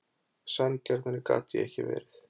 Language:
Icelandic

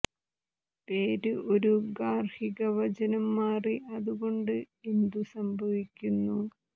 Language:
Malayalam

